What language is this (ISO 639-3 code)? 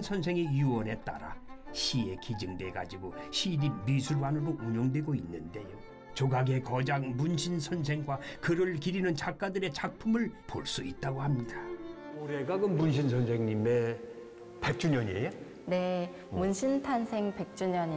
kor